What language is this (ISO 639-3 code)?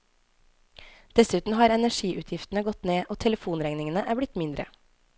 nor